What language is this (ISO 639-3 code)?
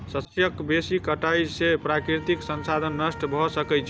mai